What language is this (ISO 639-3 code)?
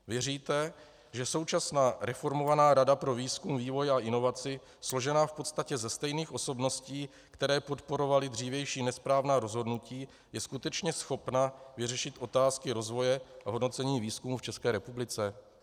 ces